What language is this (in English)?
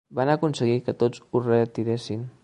Catalan